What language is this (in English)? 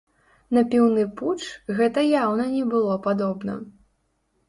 Belarusian